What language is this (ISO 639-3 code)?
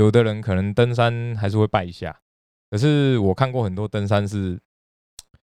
zho